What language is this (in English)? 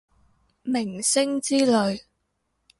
Cantonese